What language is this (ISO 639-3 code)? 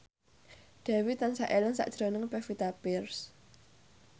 jav